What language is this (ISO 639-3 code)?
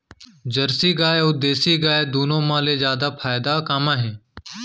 hne